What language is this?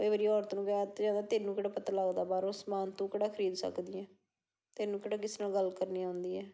Punjabi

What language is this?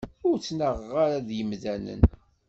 Kabyle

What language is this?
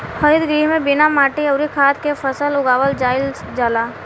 Bhojpuri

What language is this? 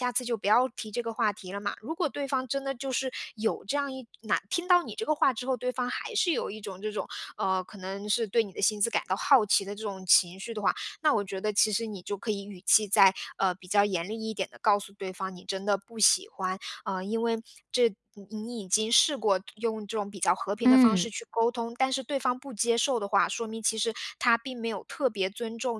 Chinese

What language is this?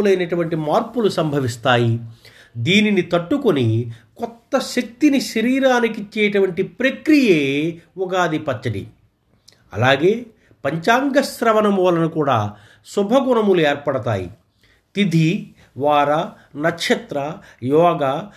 Telugu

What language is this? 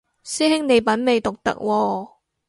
Cantonese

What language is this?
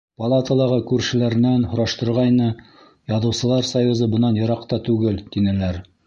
Bashkir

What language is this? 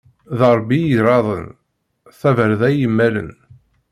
Kabyle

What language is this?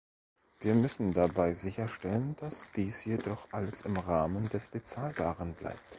German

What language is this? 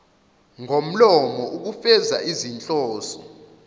Zulu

